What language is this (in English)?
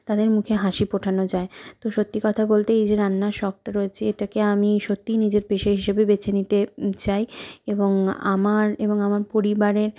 Bangla